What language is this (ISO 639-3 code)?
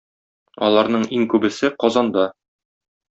tat